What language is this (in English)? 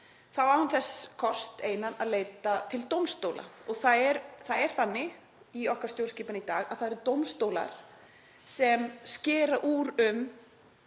Icelandic